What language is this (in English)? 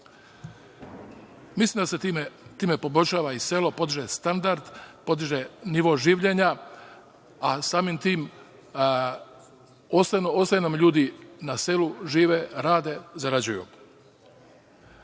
Serbian